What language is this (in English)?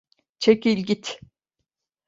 Turkish